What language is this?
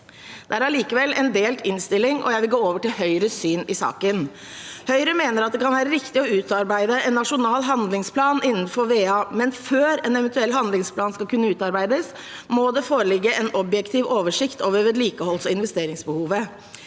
Norwegian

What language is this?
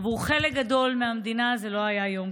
Hebrew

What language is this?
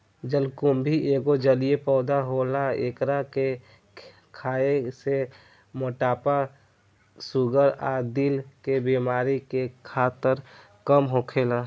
Bhojpuri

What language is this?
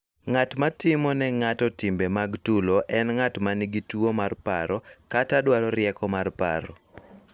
Luo (Kenya and Tanzania)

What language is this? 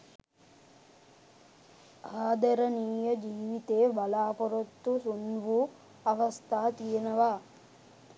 Sinhala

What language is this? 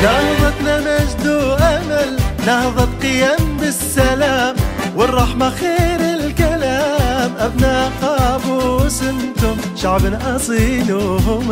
Arabic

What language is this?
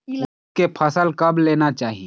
Chhattisgarhi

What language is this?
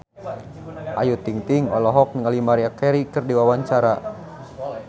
Sundanese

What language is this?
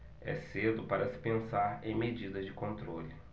Portuguese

